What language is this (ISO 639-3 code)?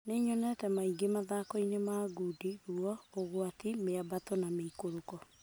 kik